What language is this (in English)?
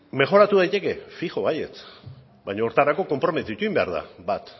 Basque